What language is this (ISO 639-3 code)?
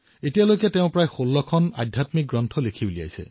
asm